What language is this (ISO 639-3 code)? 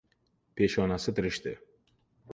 uzb